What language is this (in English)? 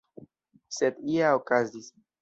Esperanto